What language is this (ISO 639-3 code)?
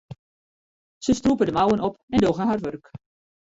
fry